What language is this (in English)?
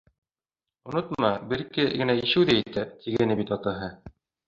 Bashkir